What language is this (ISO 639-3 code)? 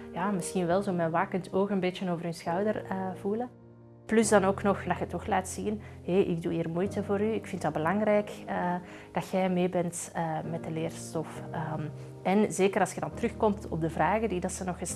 nld